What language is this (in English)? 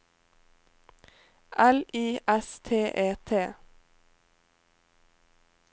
Norwegian